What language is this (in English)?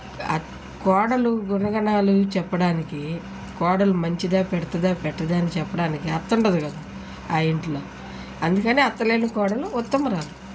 Telugu